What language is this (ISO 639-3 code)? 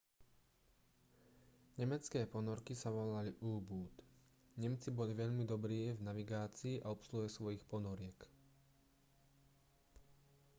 slk